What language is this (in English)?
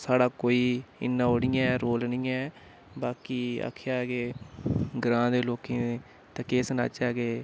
Dogri